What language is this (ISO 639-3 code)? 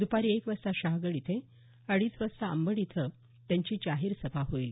mar